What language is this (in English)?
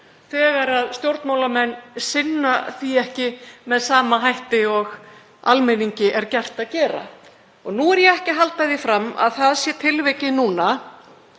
Icelandic